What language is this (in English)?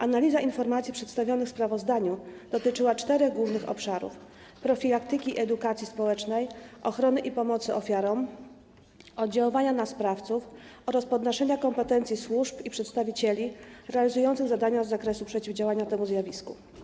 Polish